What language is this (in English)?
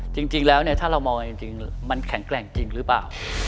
Thai